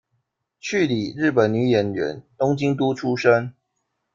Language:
Chinese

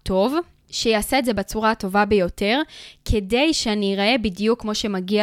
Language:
Hebrew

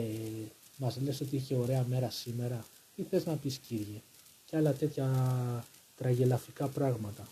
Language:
Greek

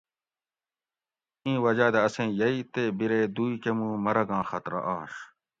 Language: Gawri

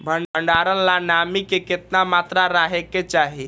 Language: Magahi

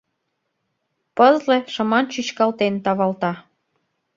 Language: Mari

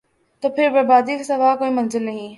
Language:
Urdu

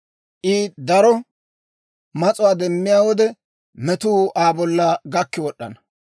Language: Dawro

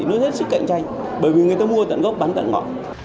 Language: Vietnamese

